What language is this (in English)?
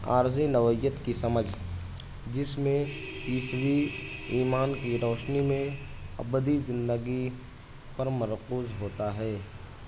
Urdu